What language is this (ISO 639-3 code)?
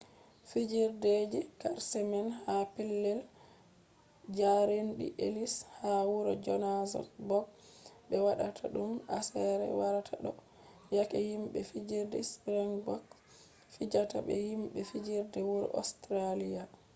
ful